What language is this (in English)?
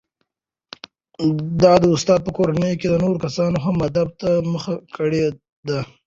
Pashto